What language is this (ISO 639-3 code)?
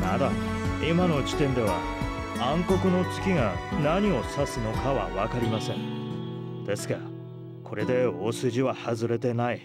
jpn